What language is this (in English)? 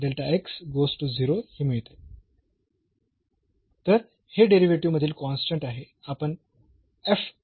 Marathi